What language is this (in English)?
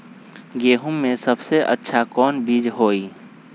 Magahi